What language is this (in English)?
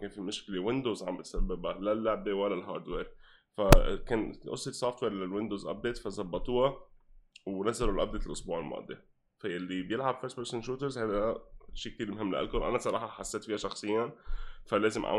Arabic